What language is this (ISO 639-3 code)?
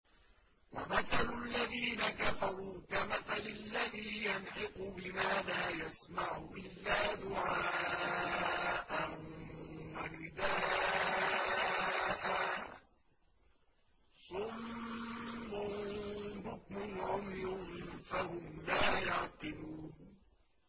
ara